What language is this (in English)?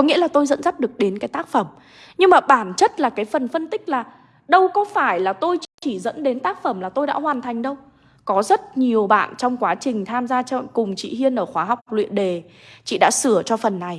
Vietnamese